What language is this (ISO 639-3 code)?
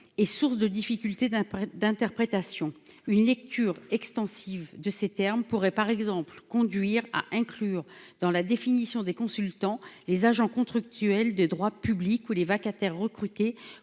fra